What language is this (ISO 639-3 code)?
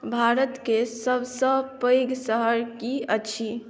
mai